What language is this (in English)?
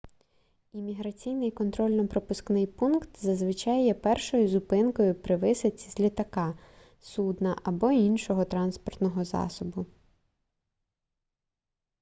Ukrainian